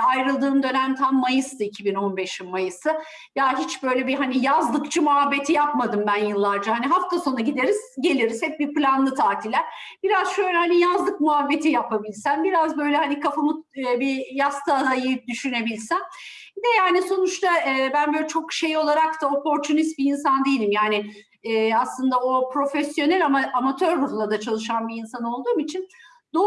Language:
Turkish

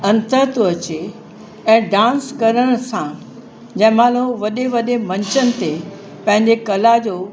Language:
Sindhi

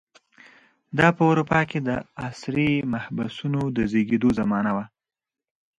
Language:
Pashto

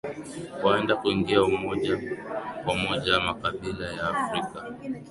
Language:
Swahili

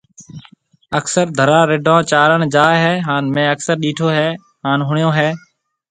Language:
Marwari (Pakistan)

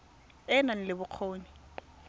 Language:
Tswana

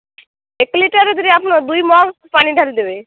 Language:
Odia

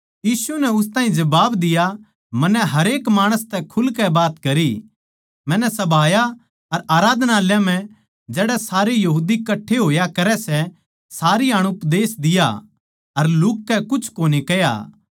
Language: Haryanvi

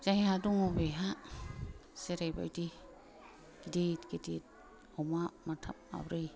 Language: Bodo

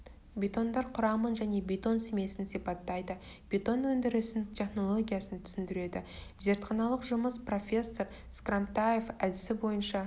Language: Kazakh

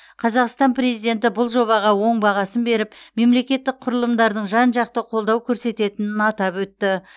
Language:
Kazakh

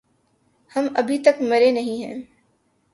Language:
Urdu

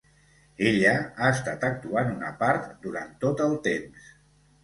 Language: Catalan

